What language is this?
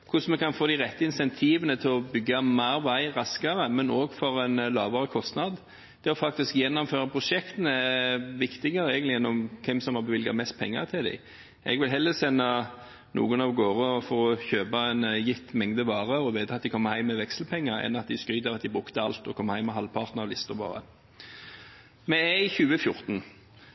Norwegian Bokmål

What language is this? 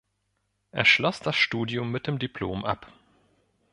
German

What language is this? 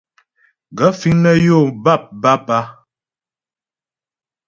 Ghomala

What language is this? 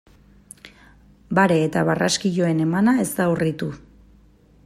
Basque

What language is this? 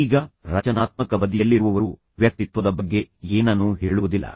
Kannada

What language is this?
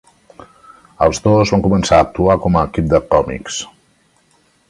Catalan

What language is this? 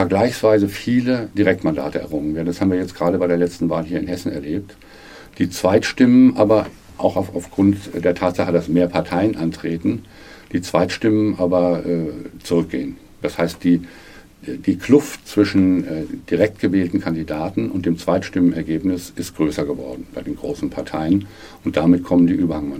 German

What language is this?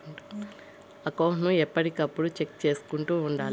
Telugu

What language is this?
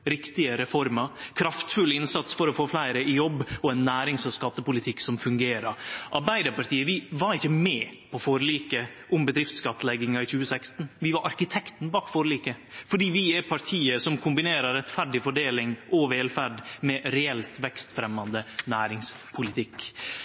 Norwegian Nynorsk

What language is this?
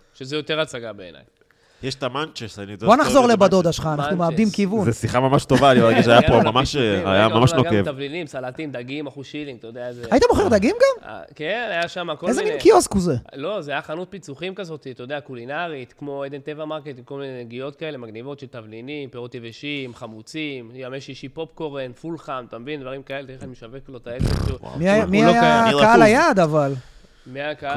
Hebrew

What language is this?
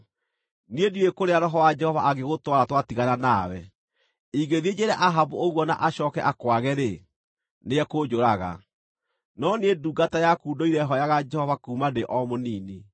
Kikuyu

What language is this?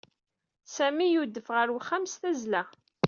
Kabyle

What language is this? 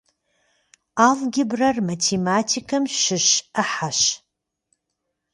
Kabardian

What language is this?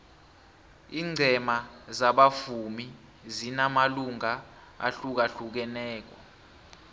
South Ndebele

